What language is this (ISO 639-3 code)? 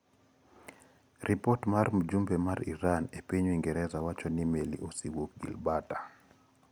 luo